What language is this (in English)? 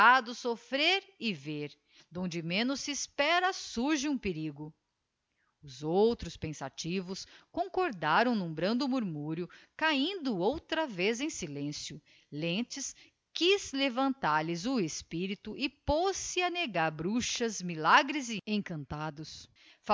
Portuguese